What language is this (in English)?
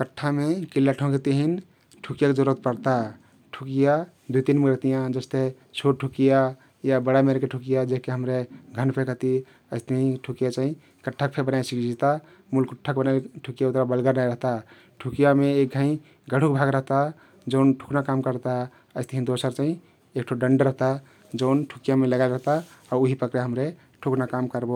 Kathoriya Tharu